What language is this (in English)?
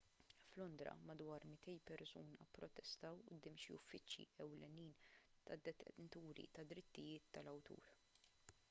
Maltese